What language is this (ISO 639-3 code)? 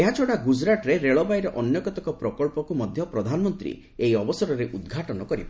ori